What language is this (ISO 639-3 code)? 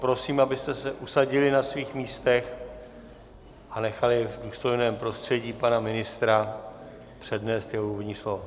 ces